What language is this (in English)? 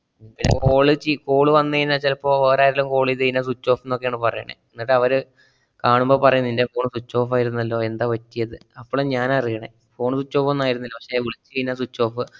Malayalam